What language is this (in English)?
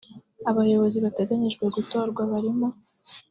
Kinyarwanda